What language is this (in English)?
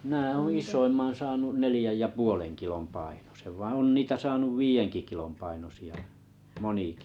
Finnish